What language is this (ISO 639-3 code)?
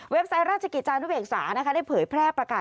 tha